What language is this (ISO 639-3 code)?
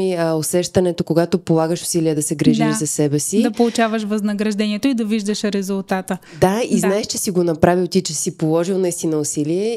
bul